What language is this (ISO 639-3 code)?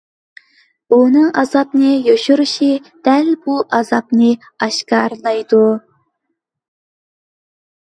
uig